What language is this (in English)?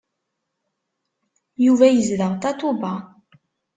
Kabyle